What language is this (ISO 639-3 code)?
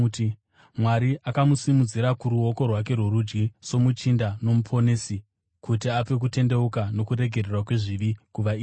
sna